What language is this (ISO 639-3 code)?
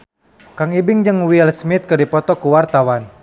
sun